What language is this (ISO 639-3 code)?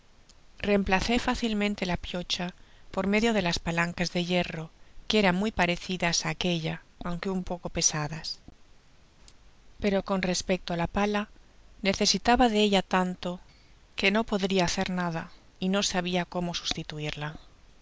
spa